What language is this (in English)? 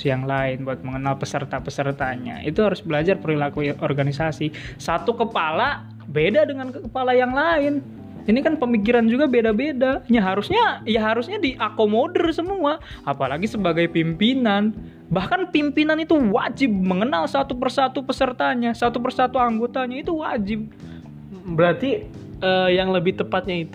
Indonesian